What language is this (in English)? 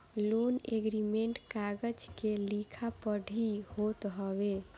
Bhojpuri